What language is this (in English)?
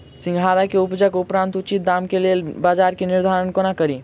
Maithili